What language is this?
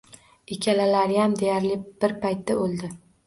Uzbek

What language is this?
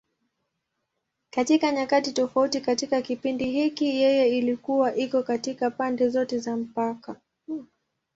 Swahili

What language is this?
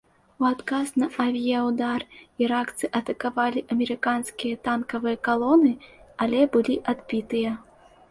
Belarusian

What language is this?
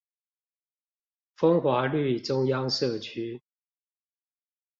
Chinese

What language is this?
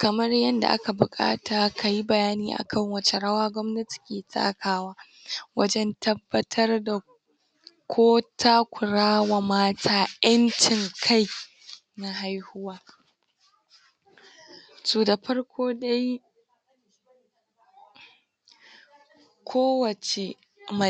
Hausa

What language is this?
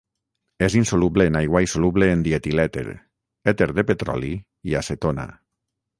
Catalan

